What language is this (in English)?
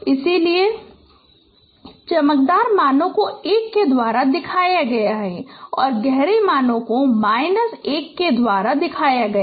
Hindi